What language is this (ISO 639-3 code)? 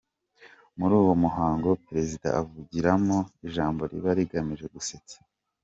kin